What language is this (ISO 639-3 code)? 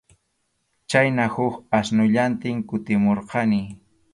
qxu